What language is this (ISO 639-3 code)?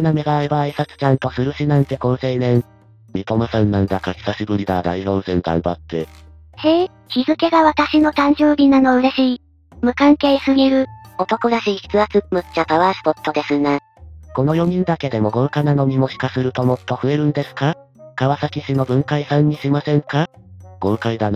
jpn